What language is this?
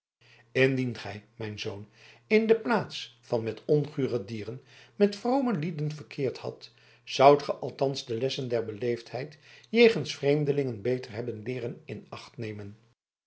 Dutch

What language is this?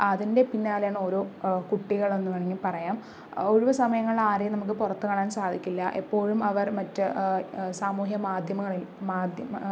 Malayalam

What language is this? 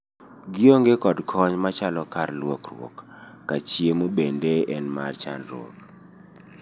Luo (Kenya and Tanzania)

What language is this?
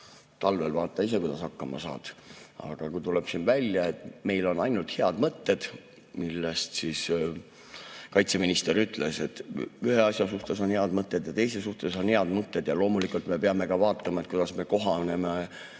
Estonian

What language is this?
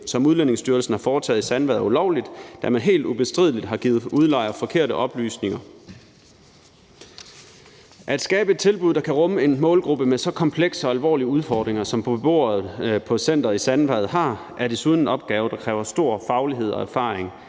Danish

